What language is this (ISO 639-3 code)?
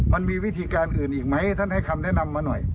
tha